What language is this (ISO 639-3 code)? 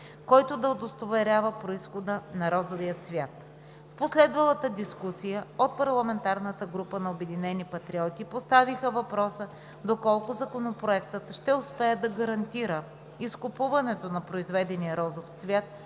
bul